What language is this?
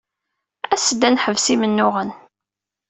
Kabyle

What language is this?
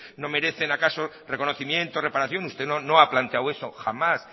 Spanish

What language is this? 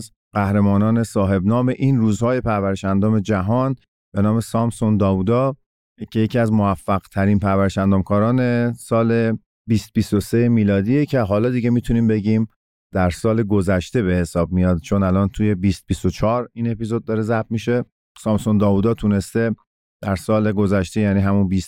Persian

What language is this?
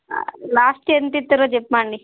Telugu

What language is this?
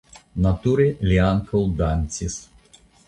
Esperanto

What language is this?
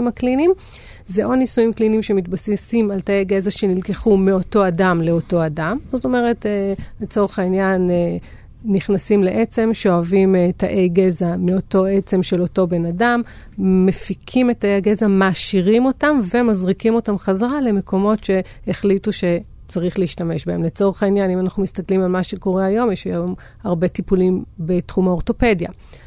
Hebrew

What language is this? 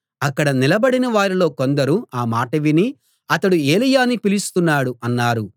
Telugu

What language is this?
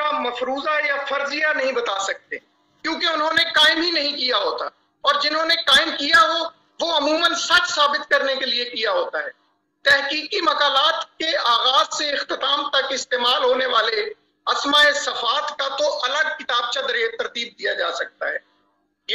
Hindi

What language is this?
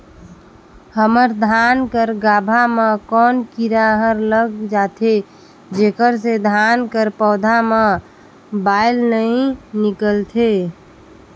Chhattisgarhi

